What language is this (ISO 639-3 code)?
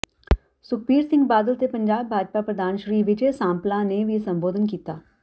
pan